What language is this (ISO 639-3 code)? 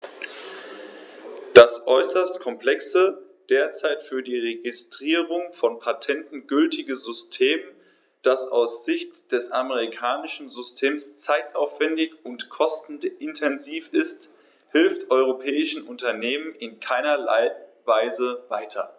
deu